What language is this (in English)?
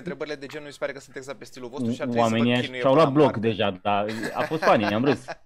Romanian